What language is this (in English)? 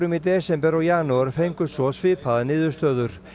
Icelandic